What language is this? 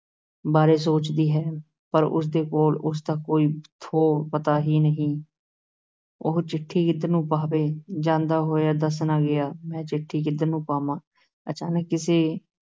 Punjabi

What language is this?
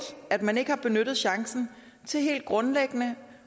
Danish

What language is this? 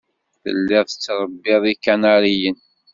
Kabyle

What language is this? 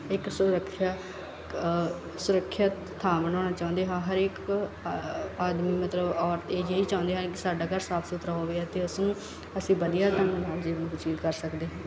Punjabi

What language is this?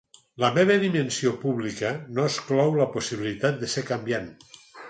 Catalan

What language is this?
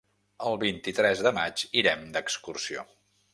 Catalan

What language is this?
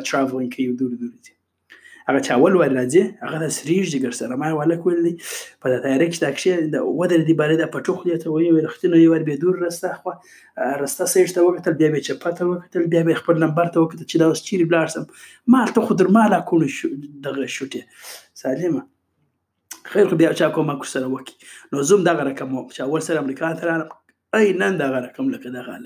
Urdu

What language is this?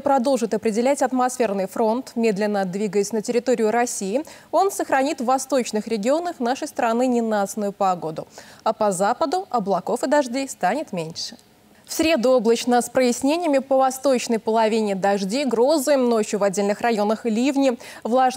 Russian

